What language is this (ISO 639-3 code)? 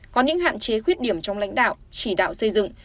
vie